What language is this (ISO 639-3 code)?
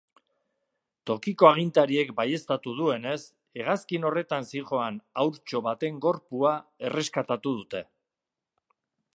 eus